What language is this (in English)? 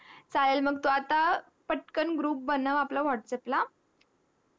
Marathi